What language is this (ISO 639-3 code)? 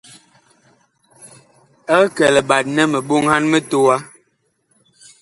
bkh